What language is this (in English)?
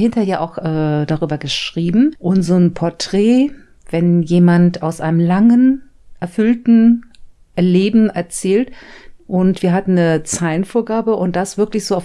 German